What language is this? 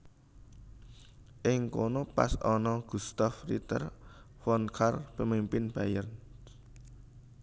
Javanese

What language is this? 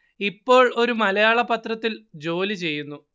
Malayalam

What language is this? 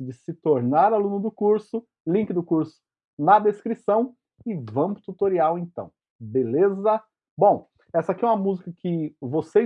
Portuguese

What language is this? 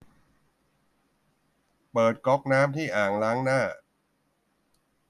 Thai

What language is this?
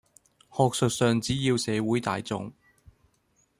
Cantonese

